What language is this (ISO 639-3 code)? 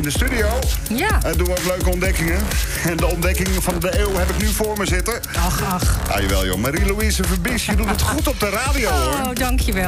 nld